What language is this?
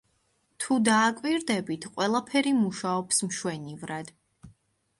Georgian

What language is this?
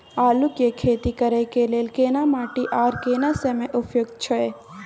Maithili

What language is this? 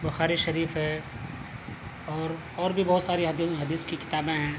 Urdu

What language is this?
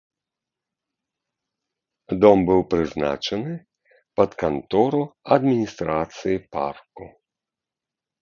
Belarusian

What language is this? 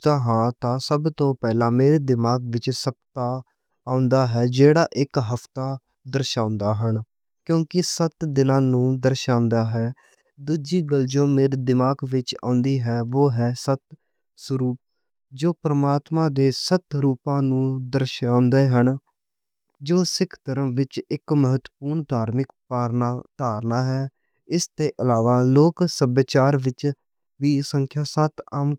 Western Panjabi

